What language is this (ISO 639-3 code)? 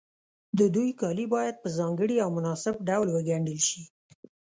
pus